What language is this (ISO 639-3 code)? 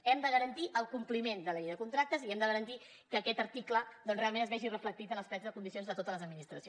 cat